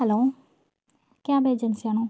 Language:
Malayalam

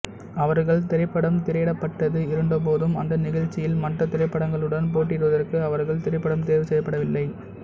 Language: Tamil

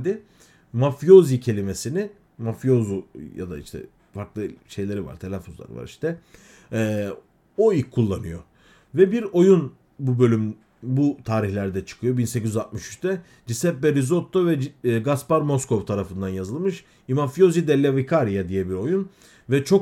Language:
Turkish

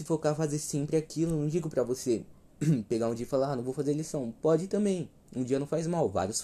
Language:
Portuguese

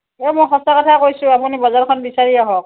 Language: Assamese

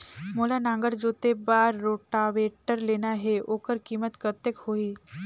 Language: Chhattisgarhi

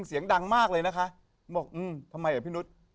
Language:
Thai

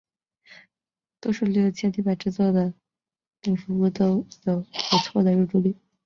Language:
Chinese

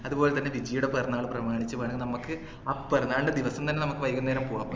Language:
Malayalam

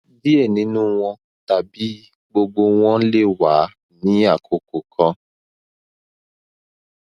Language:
Yoruba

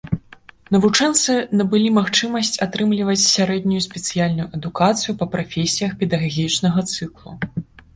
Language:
Belarusian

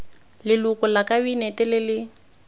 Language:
Tswana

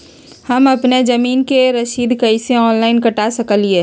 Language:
Magahi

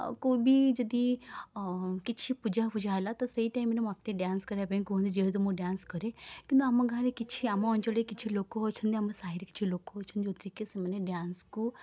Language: Odia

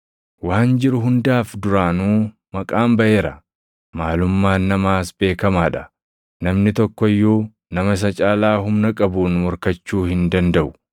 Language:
Oromo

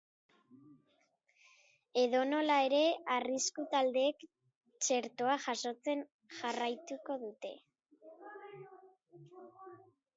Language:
Basque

